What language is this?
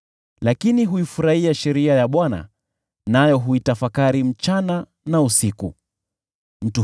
Swahili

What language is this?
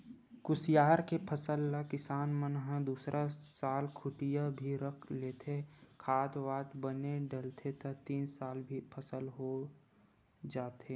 Chhattisgarhi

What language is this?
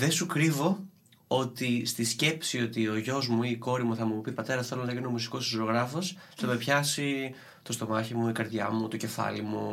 Greek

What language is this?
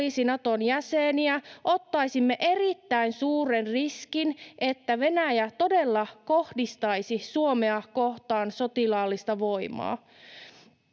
Finnish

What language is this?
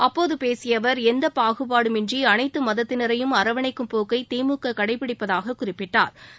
Tamil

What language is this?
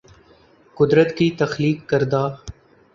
Urdu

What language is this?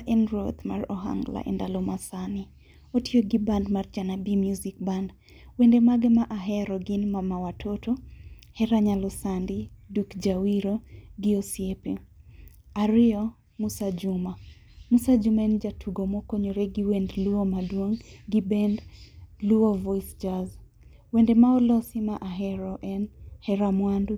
Luo (Kenya and Tanzania)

